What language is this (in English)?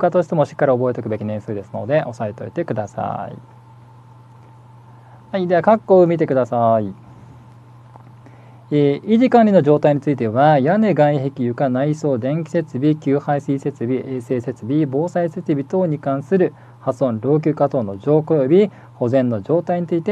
Japanese